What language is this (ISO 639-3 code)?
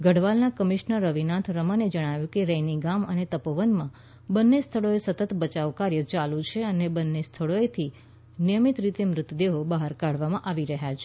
guj